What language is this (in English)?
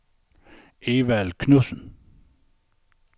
Danish